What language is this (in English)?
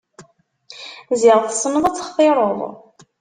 Kabyle